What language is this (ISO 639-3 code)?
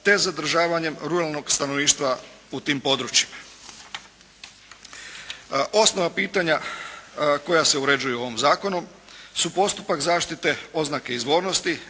hrv